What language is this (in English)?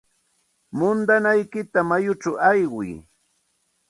Santa Ana de Tusi Pasco Quechua